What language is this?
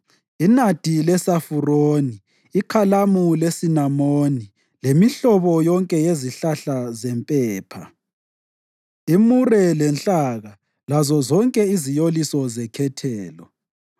North Ndebele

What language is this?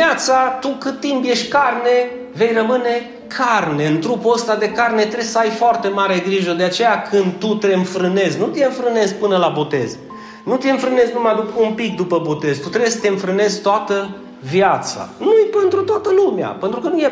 Romanian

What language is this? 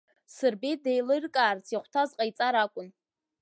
Abkhazian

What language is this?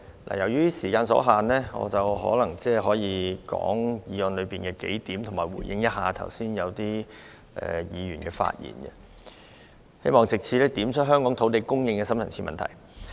Cantonese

